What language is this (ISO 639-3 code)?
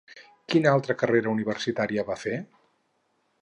cat